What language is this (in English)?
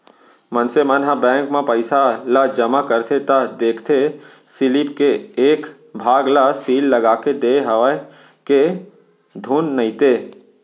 Chhattisgarhi